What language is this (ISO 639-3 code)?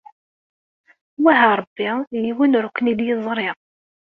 kab